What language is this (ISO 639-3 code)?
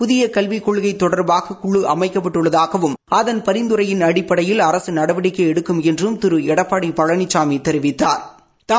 tam